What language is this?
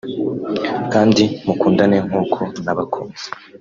Kinyarwanda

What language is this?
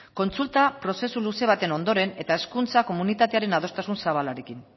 Basque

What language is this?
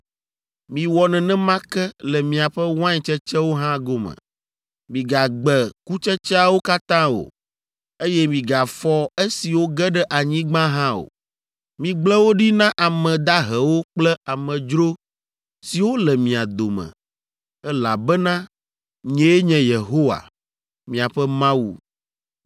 Ewe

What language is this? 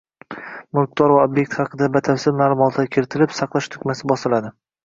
Uzbek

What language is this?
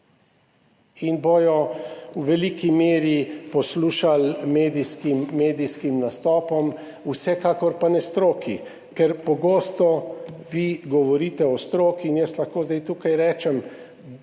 Slovenian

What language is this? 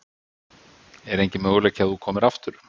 Icelandic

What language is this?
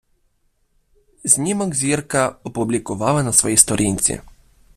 Ukrainian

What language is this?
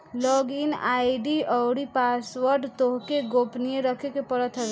Bhojpuri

